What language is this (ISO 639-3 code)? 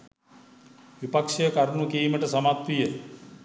sin